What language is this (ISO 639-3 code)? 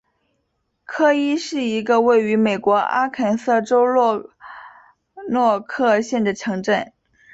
zho